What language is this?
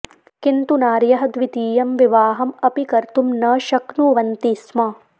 Sanskrit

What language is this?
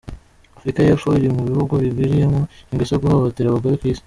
Kinyarwanda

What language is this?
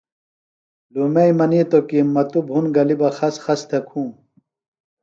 Phalura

